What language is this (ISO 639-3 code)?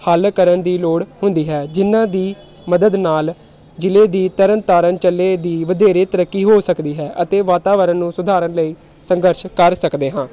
pan